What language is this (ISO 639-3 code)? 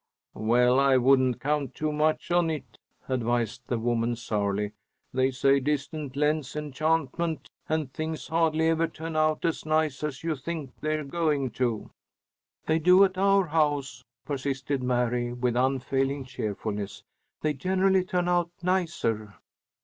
eng